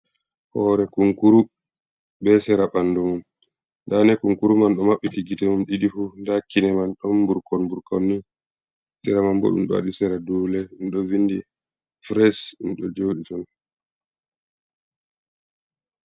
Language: Fula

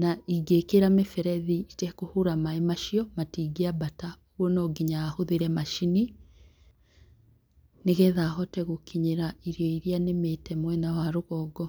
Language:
Kikuyu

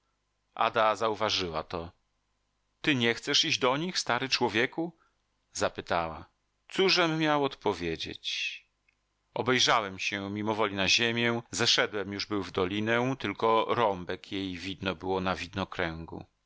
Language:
Polish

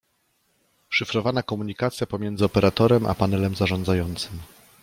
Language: Polish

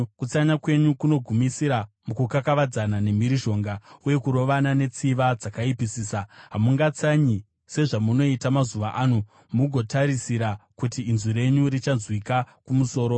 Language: Shona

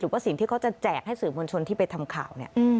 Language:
Thai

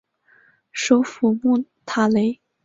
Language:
Chinese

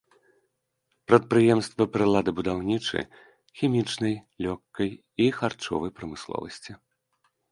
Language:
Belarusian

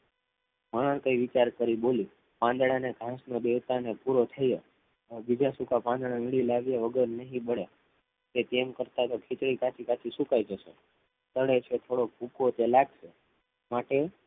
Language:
Gujarati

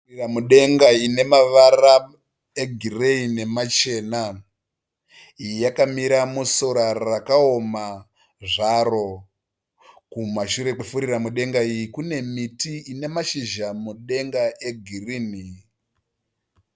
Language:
Shona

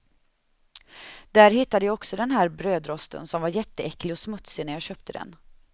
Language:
Swedish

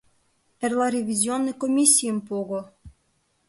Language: Mari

